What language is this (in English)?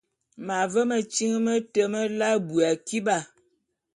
Bulu